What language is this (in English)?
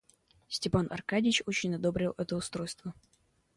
Russian